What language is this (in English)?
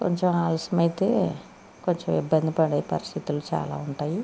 Telugu